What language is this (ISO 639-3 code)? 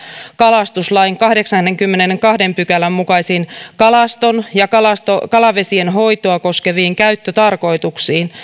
fin